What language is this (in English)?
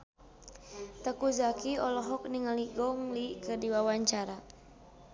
Sundanese